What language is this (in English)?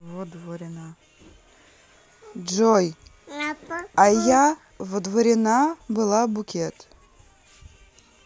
Russian